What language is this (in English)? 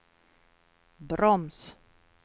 Swedish